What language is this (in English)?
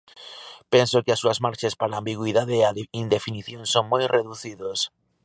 Galician